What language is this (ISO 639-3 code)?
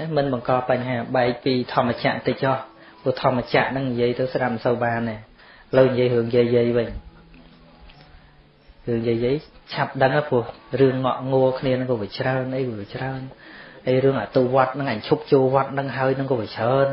vie